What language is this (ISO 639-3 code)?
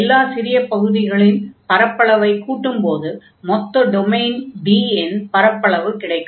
tam